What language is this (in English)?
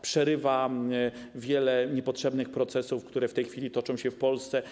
Polish